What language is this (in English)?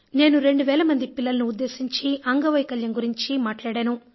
Telugu